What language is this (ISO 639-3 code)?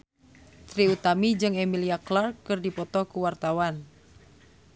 sun